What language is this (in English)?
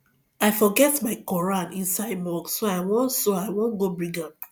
Nigerian Pidgin